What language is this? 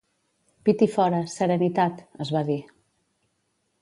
Catalan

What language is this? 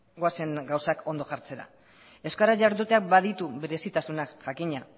Basque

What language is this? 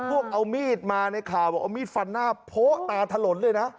Thai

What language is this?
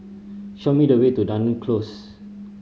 English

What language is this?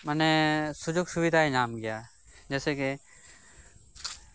Santali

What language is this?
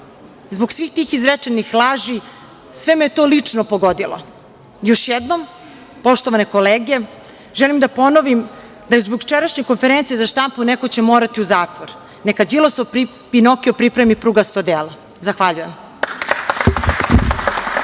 Serbian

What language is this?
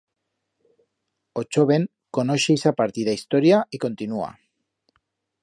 Aragonese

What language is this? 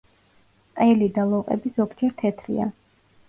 Georgian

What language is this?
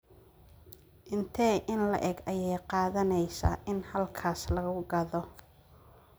Somali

